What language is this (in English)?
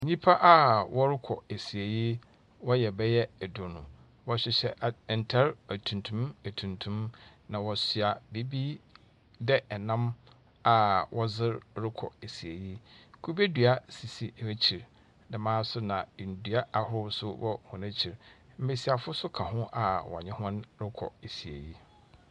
Akan